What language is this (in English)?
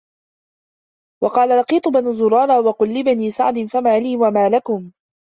Arabic